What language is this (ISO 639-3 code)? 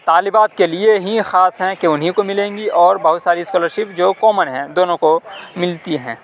urd